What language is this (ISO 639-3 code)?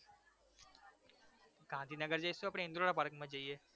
guj